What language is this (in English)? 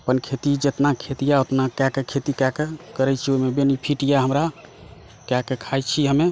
Maithili